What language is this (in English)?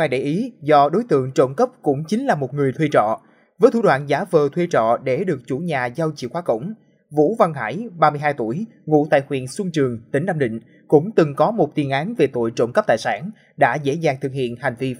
Vietnamese